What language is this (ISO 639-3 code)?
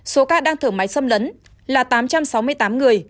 vie